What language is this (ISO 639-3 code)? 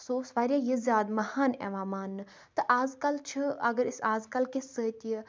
kas